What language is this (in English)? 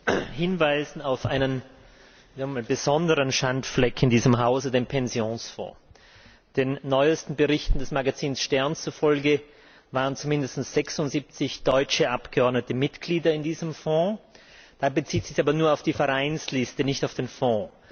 German